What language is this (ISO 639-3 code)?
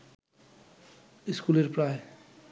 ben